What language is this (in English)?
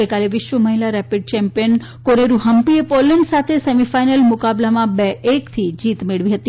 Gujarati